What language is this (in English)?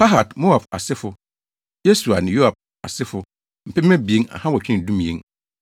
Akan